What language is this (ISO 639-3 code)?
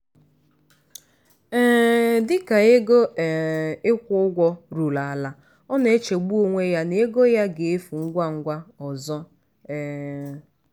ibo